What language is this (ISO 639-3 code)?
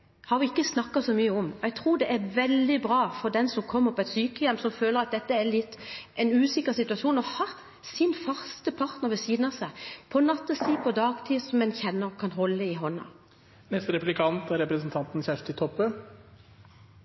nob